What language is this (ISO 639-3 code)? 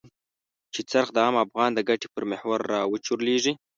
pus